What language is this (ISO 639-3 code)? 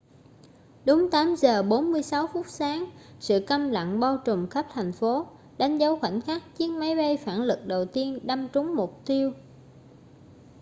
vie